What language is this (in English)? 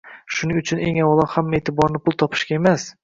Uzbek